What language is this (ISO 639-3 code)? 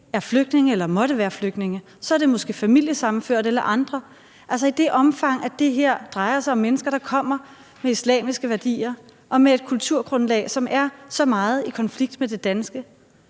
dan